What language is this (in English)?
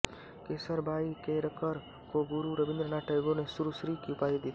Hindi